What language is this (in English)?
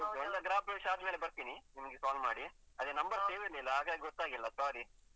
Kannada